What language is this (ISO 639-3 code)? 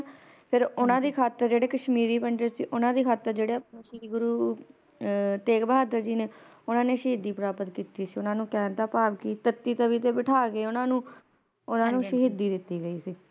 pan